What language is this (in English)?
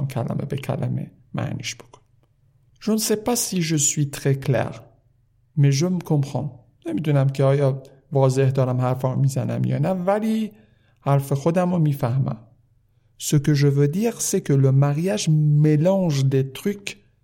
Persian